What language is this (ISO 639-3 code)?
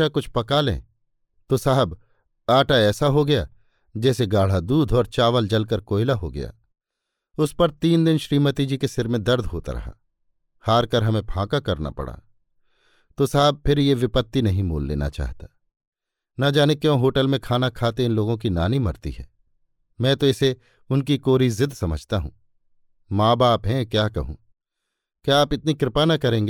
hin